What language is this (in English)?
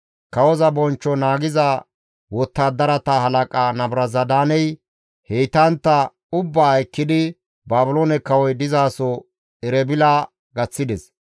Gamo